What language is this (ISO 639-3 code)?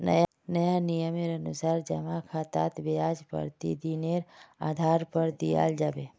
mag